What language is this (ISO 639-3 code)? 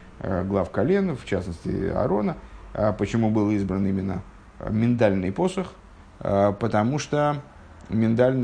rus